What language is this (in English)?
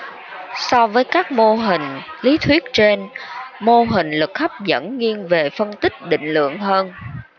Vietnamese